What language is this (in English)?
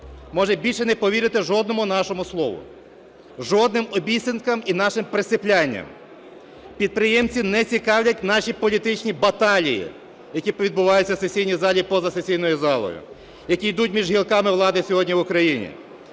Ukrainian